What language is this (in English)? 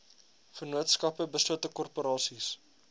Afrikaans